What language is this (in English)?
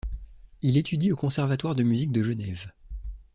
French